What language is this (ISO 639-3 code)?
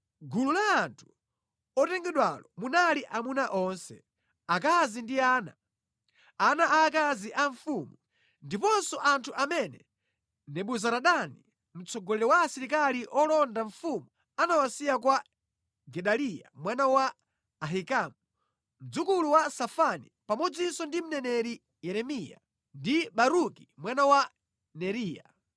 nya